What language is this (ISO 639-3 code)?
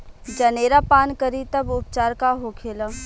bho